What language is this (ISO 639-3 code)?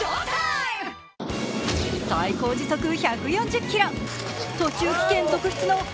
jpn